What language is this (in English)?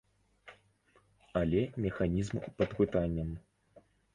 Belarusian